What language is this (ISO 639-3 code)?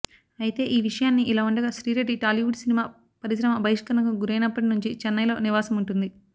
tel